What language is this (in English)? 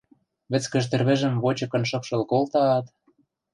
Western Mari